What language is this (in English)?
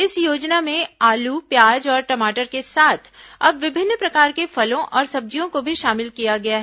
Hindi